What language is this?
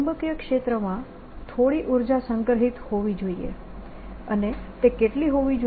Gujarati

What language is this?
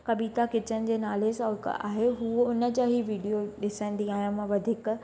Sindhi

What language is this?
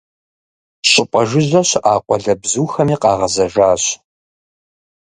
Kabardian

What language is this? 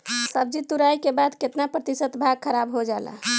Bhojpuri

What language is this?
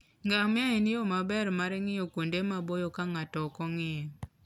Luo (Kenya and Tanzania)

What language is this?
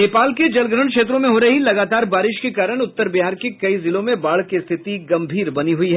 Hindi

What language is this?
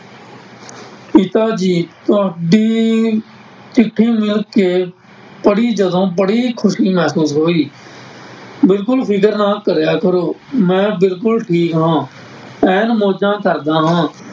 Punjabi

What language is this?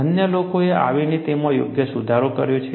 Gujarati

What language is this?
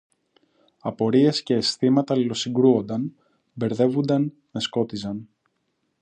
Greek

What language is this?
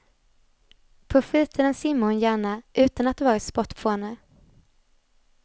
Swedish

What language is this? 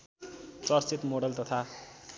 Nepali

